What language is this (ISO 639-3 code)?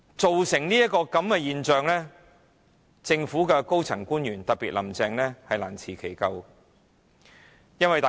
yue